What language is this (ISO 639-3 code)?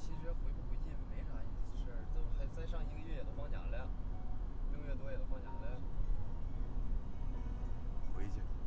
zho